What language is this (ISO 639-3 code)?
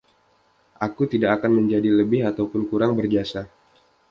ind